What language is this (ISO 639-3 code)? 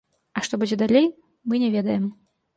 bel